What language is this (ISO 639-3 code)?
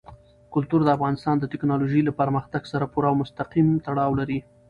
pus